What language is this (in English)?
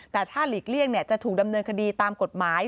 Thai